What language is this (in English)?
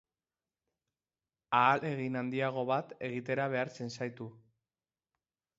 Basque